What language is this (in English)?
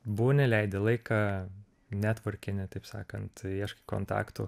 Lithuanian